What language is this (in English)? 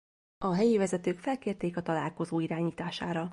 Hungarian